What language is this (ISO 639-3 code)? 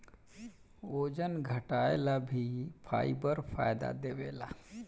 bho